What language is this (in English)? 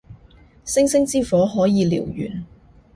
Cantonese